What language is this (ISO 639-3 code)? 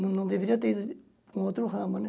por